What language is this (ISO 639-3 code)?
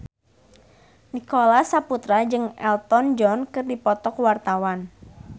sun